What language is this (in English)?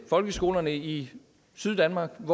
Danish